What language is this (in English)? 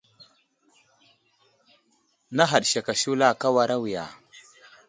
Wuzlam